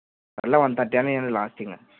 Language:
Telugu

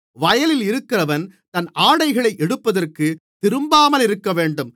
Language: Tamil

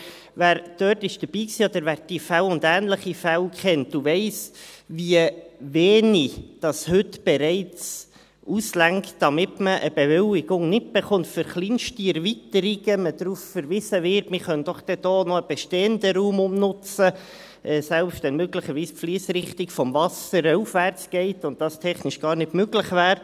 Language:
Swiss German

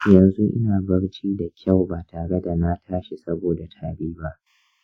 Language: Hausa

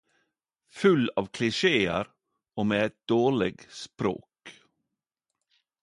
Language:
Norwegian Nynorsk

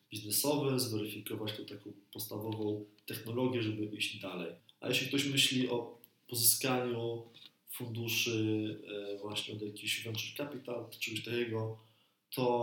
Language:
Polish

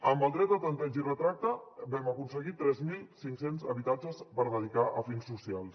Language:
Catalan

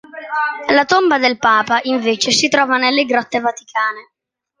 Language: Italian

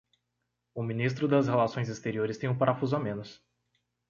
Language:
Portuguese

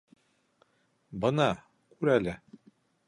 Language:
Bashkir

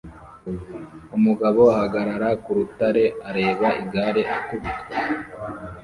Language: Kinyarwanda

